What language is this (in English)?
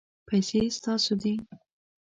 Pashto